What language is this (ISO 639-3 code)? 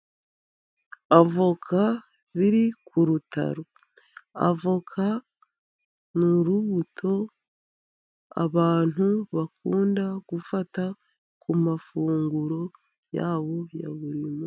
kin